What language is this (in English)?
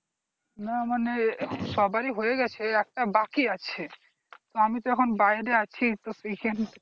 Bangla